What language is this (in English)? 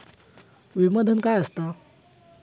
Marathi